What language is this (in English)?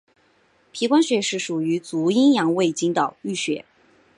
Chinese